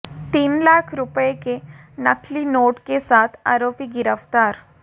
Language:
Hindi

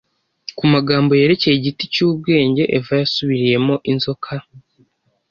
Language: Kinyarwanda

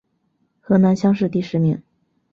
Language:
Chinese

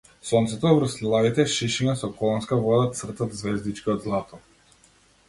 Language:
Macedonian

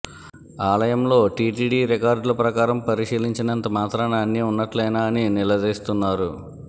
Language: Telugu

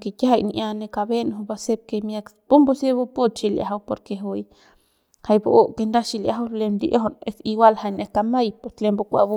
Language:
Central Pame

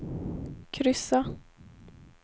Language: Swedish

